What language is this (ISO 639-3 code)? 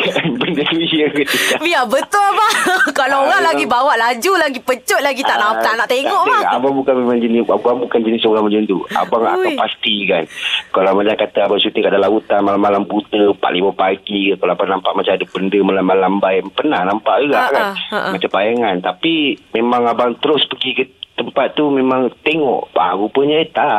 msa